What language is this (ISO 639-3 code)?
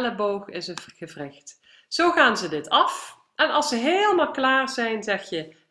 nld